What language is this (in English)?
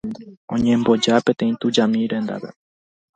Guarani